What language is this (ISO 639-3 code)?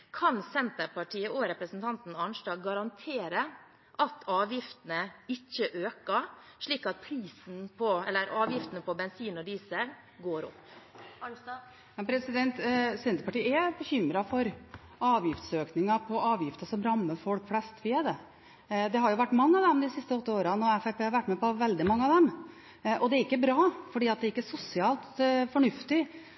nob